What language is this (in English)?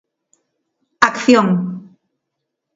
Galician